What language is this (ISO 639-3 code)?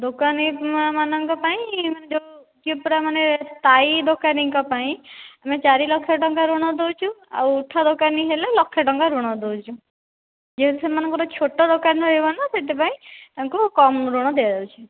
ori